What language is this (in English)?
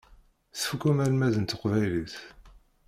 Kabyle